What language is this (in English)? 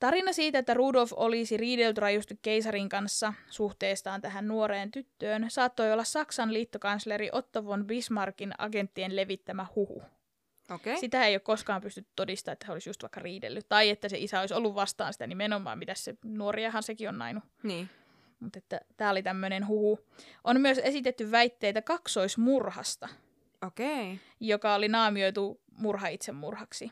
Finnish